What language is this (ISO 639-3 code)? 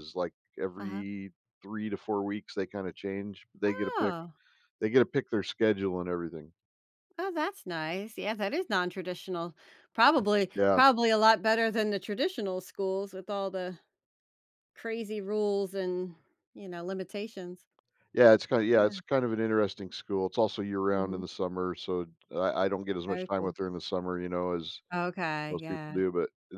eng